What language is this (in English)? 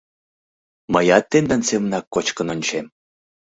Mari